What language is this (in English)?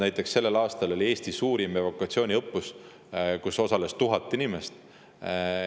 Estonian